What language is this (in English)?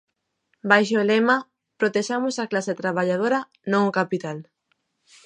Galician